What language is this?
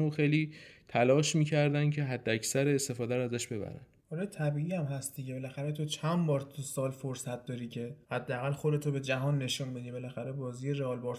Persian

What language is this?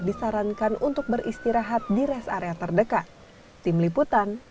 Indonesian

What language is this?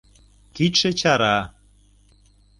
Mari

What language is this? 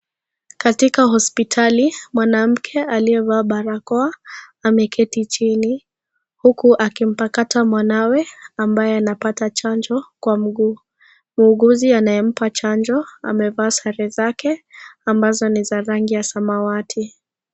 Swahili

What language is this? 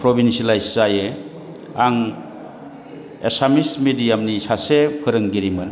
Bodo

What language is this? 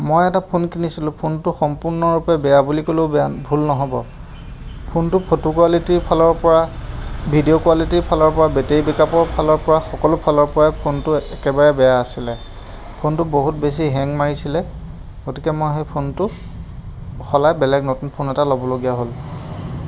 Assamese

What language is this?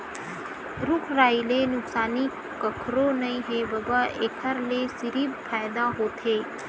Chhattisgarhi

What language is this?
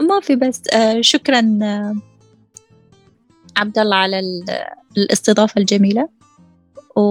Arabic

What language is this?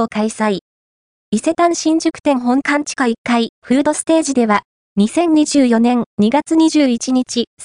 Japanese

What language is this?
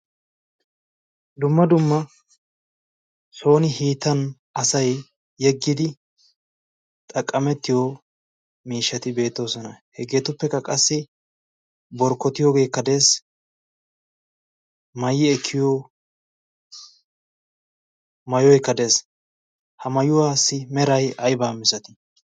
Wolaytta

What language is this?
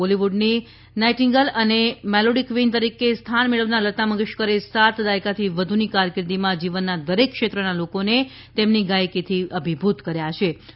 Gujarati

